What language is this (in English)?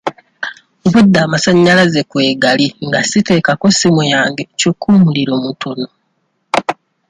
Ganda